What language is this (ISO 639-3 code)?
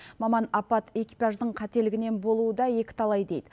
kaz